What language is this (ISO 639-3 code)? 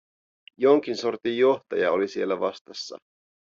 fin